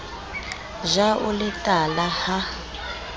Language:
Southern Sotho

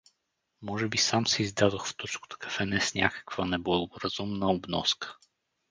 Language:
Bulgarian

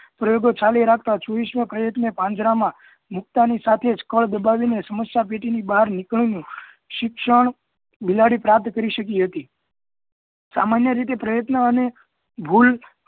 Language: Gujarati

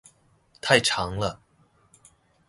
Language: Chinese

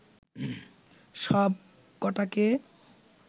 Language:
Bangla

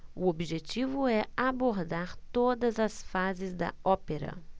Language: Portuguese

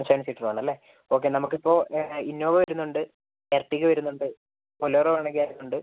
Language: Malayalam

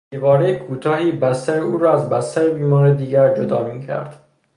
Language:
Persian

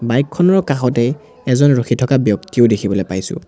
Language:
Assamese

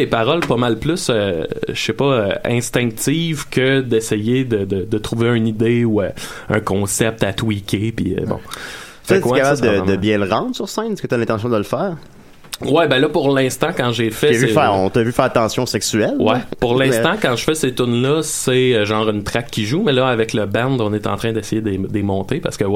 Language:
French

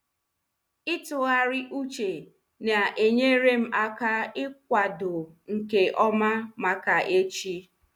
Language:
Igbo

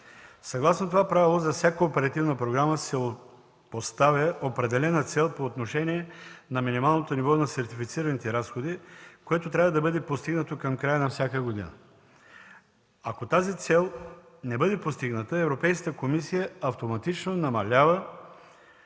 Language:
Bulgarian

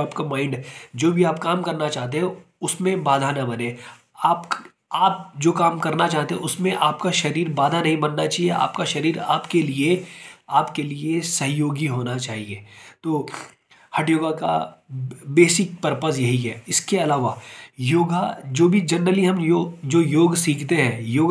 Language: Hindi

